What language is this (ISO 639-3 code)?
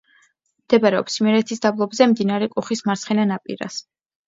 kat